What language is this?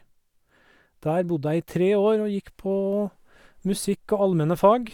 Norwegian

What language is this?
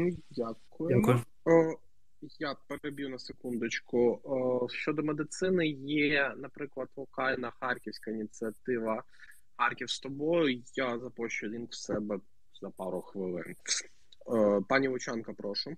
Ukrainian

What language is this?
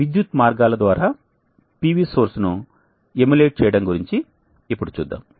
Telugu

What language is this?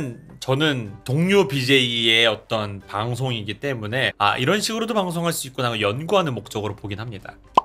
Korean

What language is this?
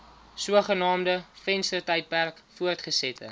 Afrikaans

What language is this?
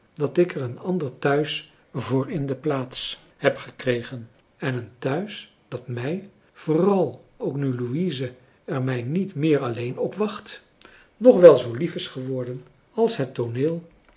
Dutch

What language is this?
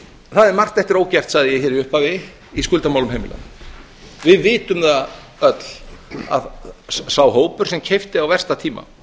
Icelandic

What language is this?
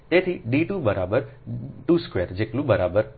Gujarati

